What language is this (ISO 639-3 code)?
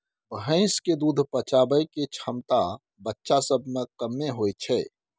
mai